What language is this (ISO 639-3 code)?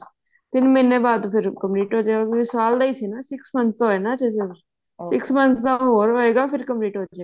pan